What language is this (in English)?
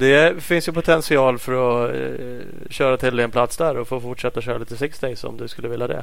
Swedish